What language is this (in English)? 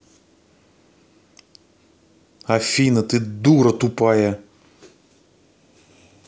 Russian